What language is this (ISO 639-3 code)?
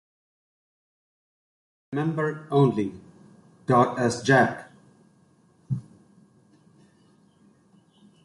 eng